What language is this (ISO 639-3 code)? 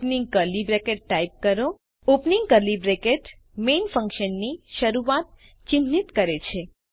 guj